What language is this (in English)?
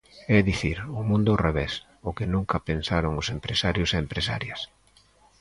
Galician